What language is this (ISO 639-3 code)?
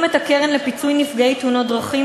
heb